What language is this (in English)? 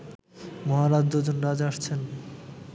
Bangla